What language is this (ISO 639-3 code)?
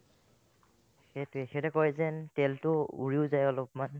asm